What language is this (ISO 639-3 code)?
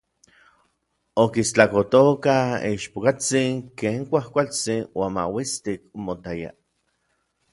nlv